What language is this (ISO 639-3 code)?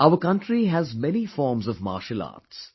eng